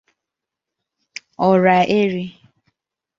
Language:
Igbo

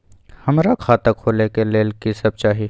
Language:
Maithili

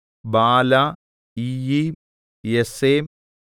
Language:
Malayalam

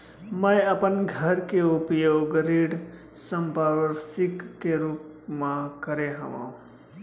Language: Chhattisgarhi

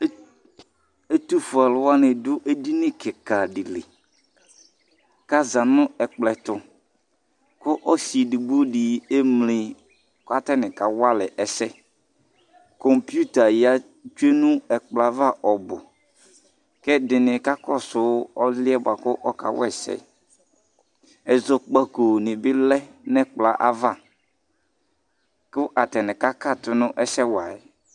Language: Ikposo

